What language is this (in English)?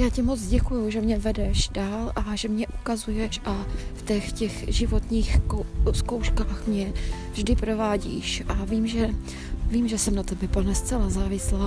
Czech